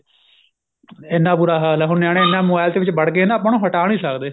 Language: Punjabi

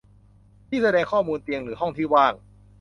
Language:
Thai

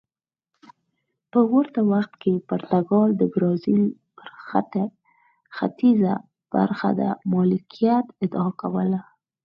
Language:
Pashto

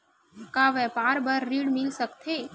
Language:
Chhattisgarhi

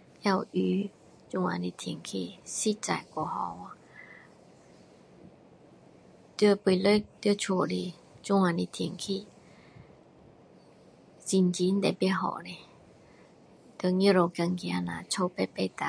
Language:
Min Dong Chinese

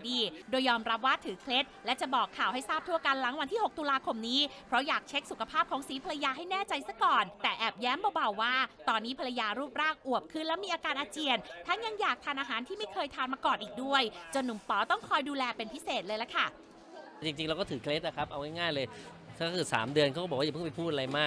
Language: Thai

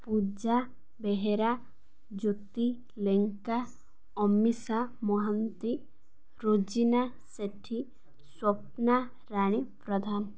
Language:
Odia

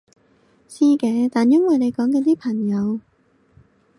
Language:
Cantonese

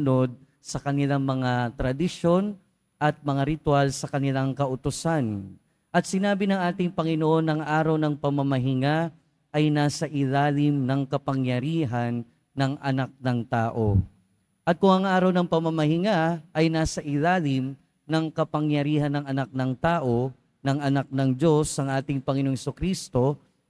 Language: Filipino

